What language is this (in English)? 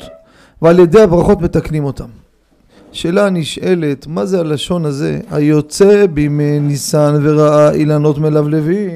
Hebrew